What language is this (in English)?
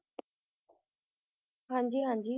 Punjabi